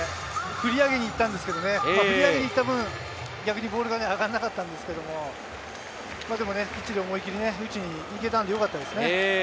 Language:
Japanese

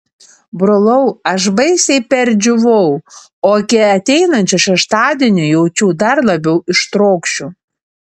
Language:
Lithuanian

